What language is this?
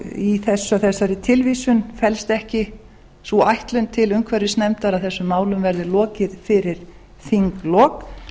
Icelandic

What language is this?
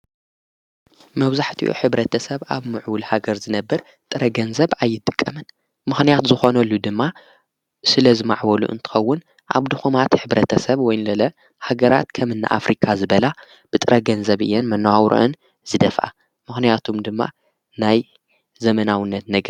Tigrinya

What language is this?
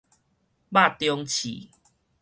Min Nan Chinese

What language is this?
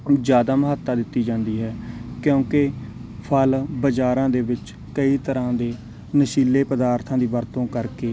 Punjabi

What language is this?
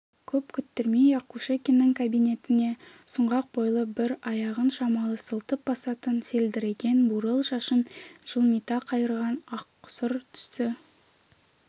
Kazakh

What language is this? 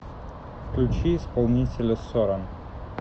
Russian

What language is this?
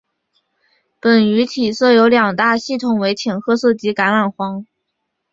Chinese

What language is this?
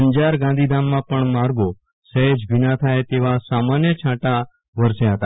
Gujarati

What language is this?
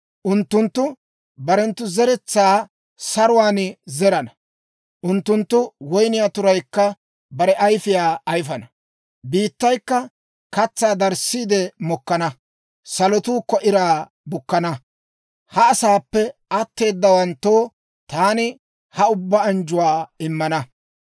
Dawro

